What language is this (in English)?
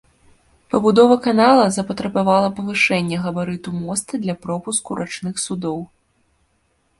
Belarusian